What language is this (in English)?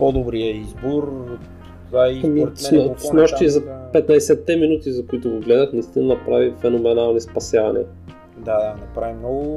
Bulgarian